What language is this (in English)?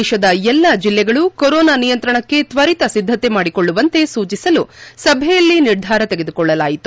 Kannada